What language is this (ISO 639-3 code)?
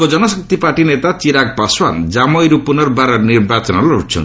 ori